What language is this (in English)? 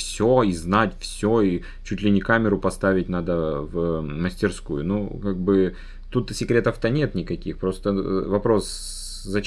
Russian